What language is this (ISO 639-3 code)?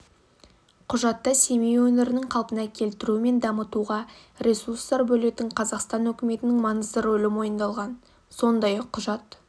kaz